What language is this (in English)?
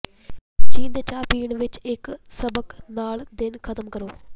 Punjabi